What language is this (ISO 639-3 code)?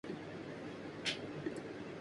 urd